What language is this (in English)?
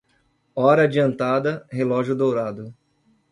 Portuguese